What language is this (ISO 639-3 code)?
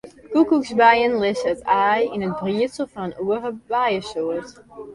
fry